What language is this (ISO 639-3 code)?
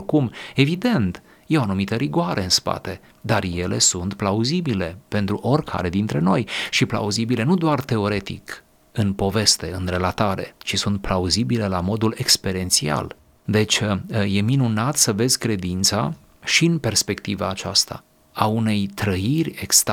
ron